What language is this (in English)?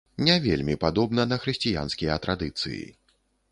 Belarusian